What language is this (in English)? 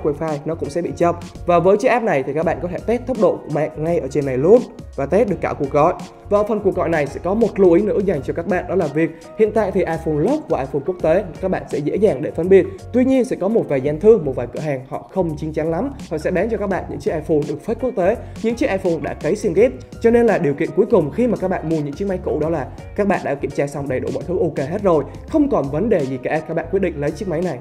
Vietnamese